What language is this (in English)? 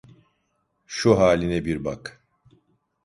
Turkish